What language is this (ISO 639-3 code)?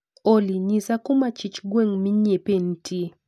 luo